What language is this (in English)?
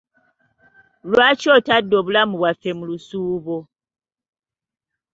Ganda